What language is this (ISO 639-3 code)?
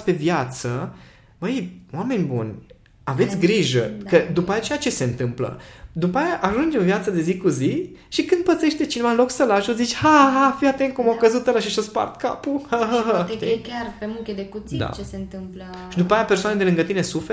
ron